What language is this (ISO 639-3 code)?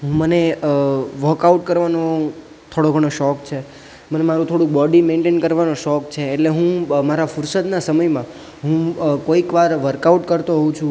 guj